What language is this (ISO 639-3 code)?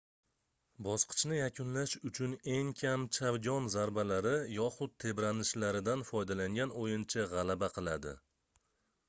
uzb